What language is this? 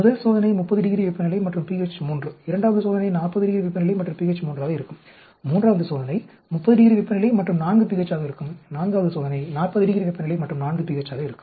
Tamil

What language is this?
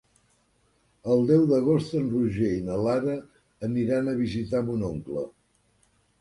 Catalan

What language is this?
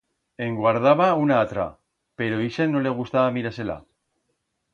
Aragonese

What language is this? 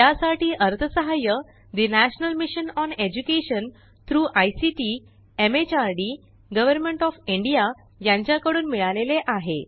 Marathi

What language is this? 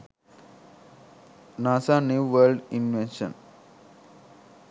Sinhala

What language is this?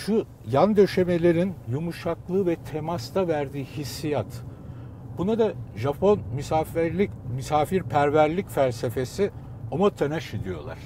Turkish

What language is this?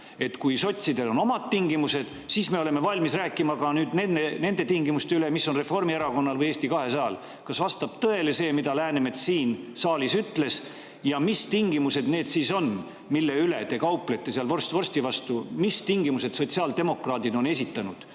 Estonian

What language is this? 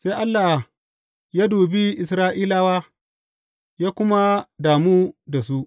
Hausa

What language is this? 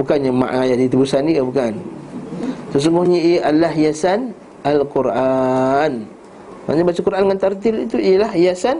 Malay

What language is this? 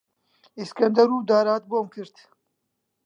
Central Kurdish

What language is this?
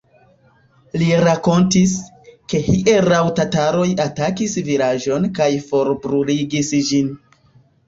Esperanto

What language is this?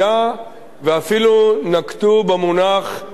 Hebrew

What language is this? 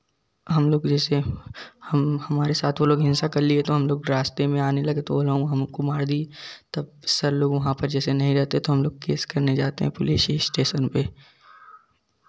Hindi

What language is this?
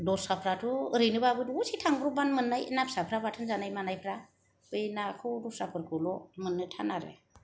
Bodo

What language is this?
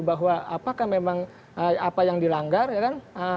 Indonesian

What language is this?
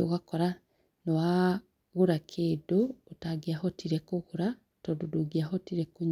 Kikuyu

